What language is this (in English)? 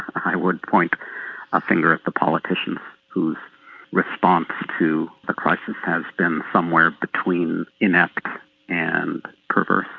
English